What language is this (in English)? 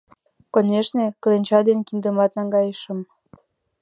Mari